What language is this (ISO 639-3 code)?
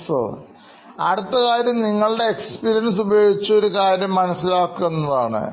mal